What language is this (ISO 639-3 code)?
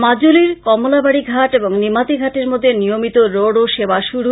ben